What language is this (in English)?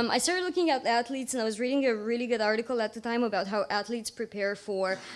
English